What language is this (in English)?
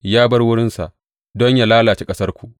Hausa